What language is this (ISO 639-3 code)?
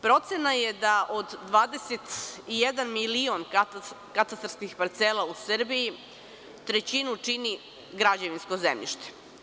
srp